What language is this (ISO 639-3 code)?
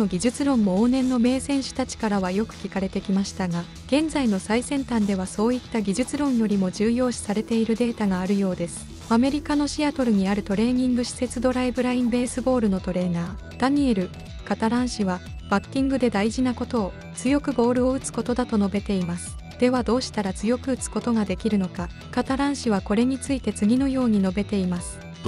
jpn